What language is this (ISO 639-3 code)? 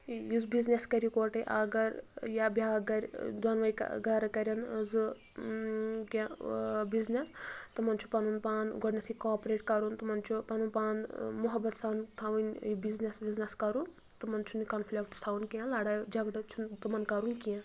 kas